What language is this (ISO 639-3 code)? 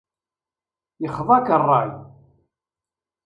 kab